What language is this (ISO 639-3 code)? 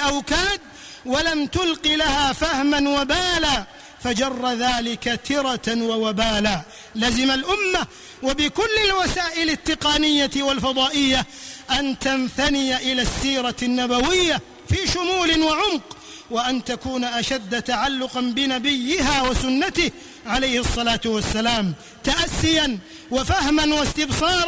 ara